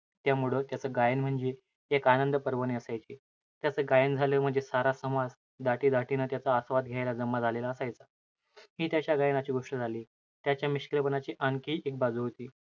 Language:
Marathi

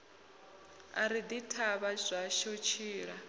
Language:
Venda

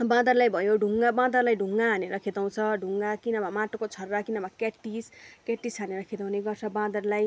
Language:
Nepali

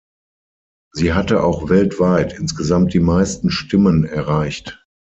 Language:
German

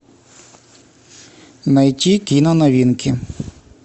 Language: Russian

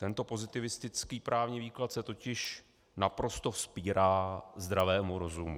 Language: Czech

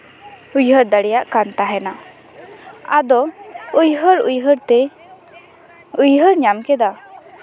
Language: Santali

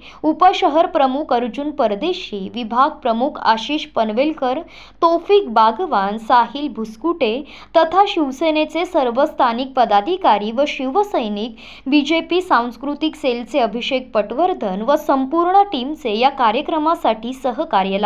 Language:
Hindi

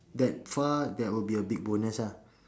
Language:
English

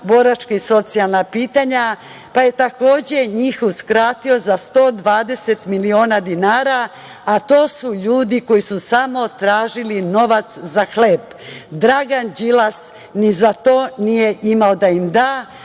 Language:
Serbian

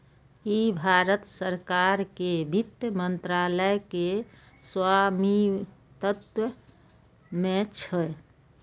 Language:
Maithili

